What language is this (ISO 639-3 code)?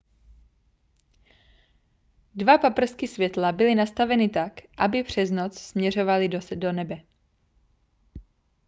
ces